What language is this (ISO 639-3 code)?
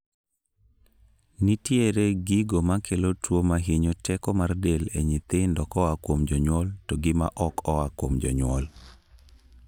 luo